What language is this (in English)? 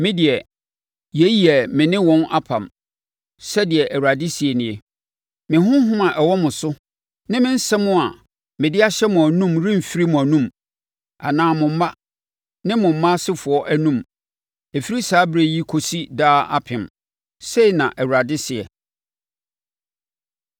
Akan